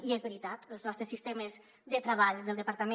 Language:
Catalan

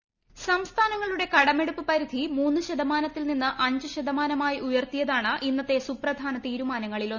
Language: Malayalam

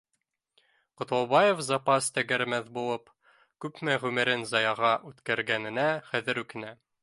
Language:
Bashkir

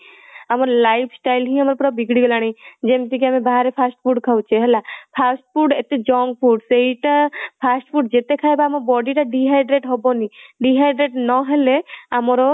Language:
Odia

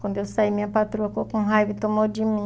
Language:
Portuguese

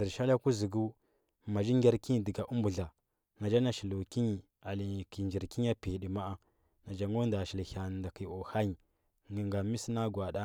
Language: Huba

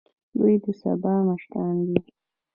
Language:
Pashto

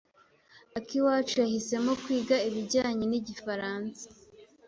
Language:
Kinyarwanda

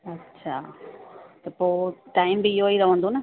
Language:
Sindhi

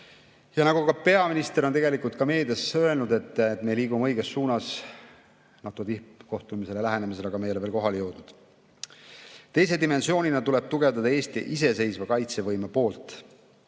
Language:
Estonian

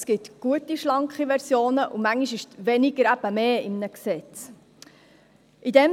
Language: Swiss German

